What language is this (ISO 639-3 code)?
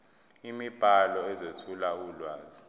zul